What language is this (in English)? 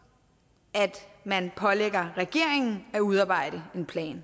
Danish